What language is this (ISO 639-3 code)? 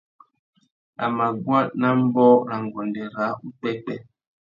bag